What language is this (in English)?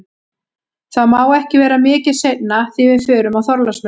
Icelandic